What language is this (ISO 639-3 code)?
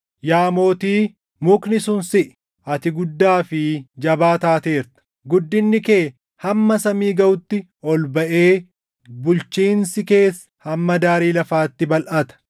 orm